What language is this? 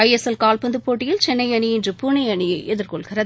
Tamil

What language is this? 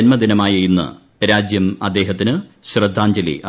Malayalam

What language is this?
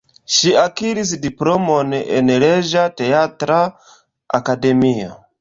Esperanto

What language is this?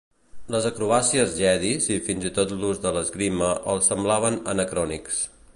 Catalan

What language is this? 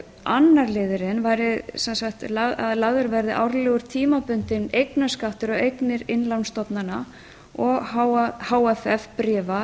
Icelandic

